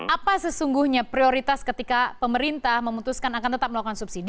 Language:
Indonesian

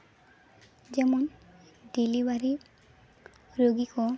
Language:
Santali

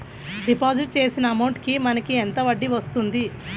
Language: Telugu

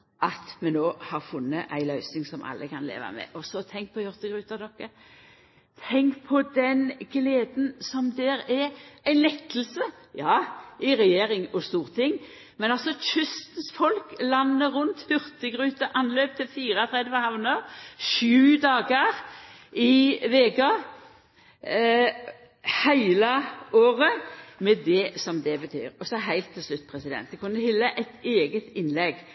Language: Norwegian Nynorsk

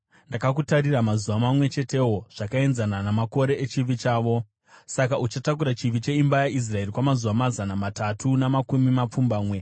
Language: Shona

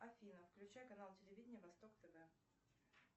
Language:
Russian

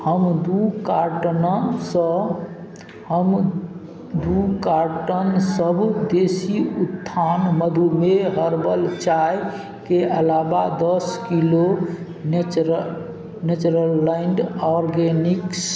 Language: Maithili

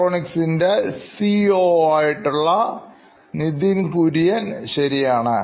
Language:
Malayalam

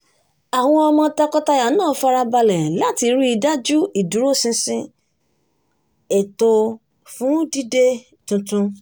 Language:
Yoruba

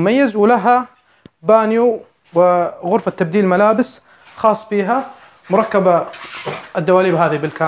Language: Arabic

